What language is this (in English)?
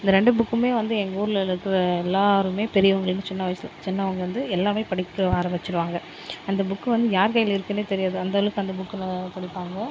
Tamil